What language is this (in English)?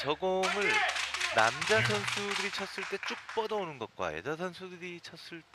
Korean